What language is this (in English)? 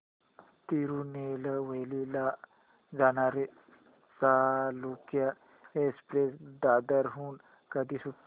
Marathi